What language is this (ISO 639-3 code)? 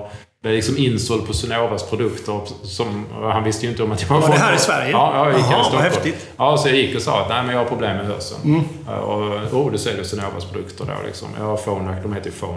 swe